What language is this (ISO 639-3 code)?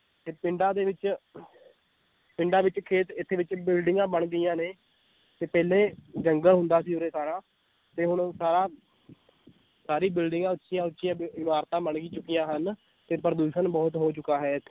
pan